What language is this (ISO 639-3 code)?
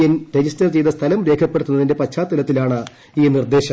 mal